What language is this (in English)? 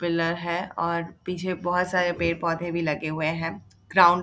Hindi